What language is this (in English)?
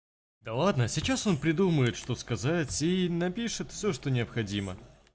Russian